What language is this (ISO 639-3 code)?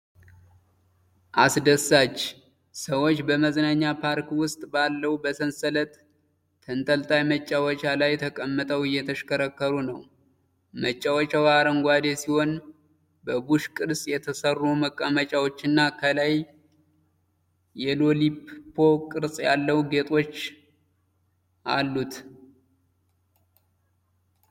amh